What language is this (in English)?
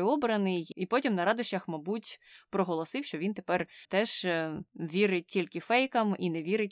Ukrainian